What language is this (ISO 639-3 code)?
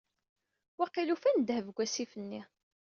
kab